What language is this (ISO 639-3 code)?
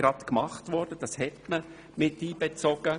gsw